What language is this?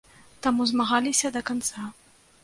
Belarusian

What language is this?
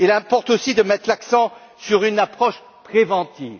French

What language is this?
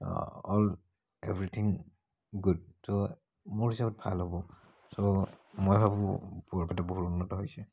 Assamese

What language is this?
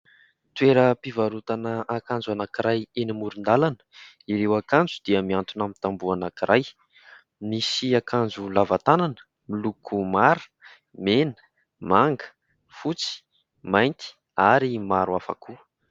Malagasy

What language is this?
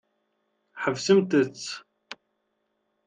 Kabyle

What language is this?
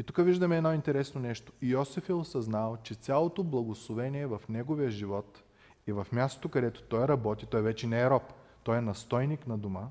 Bulgarian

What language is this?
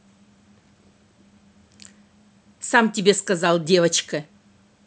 Russian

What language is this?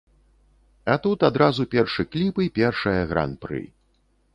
Belarusian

